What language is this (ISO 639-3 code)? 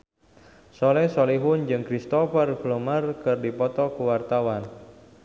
sun